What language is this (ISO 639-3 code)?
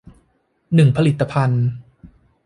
tha